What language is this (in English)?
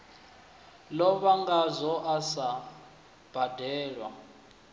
Venda